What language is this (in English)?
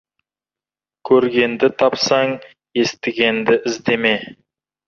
Kazakh